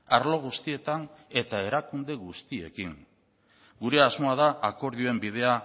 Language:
Basque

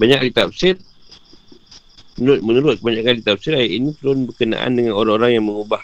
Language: Malay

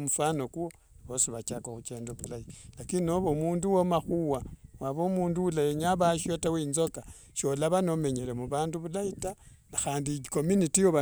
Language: Wanga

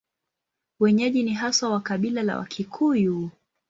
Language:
Swahili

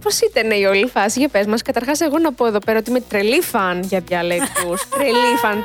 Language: Greek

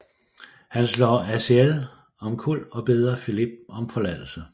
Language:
Danish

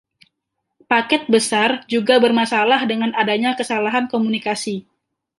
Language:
Indonesian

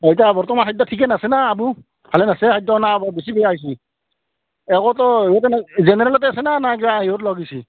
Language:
Assamese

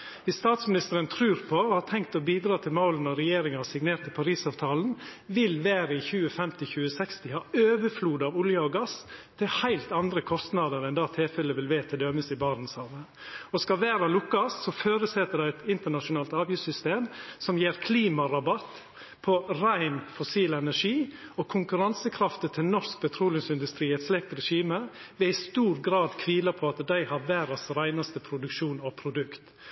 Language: Norwegian Nynorsk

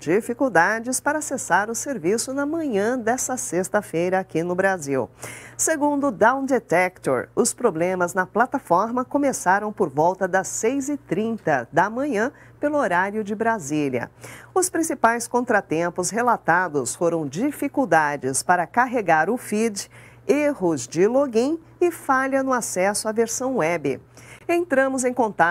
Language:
Portuguese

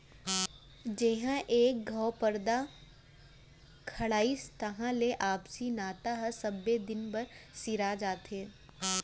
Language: Chhattisgarhi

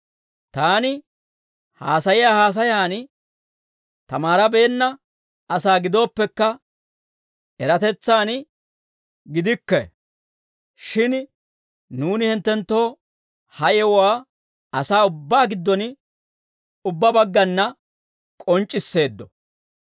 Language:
Dawro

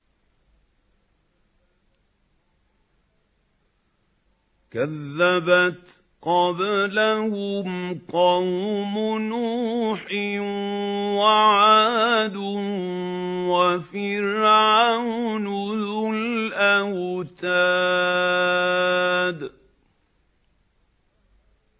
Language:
Arabic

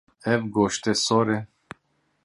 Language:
Kurdish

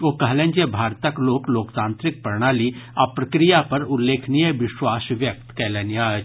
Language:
Maithili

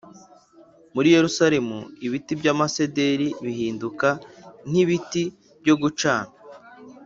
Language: Kinyarwanda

